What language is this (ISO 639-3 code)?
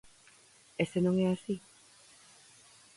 glg